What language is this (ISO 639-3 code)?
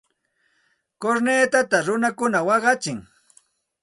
qxt